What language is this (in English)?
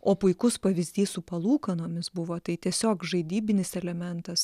Lithuanian